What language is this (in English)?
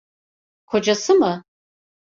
Turkish